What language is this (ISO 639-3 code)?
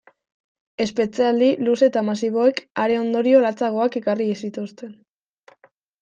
eus